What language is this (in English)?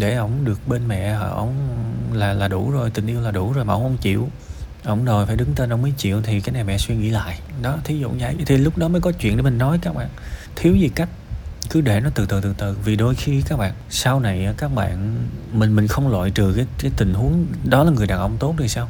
Vietnamese